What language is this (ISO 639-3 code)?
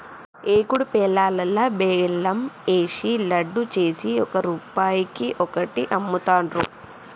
tel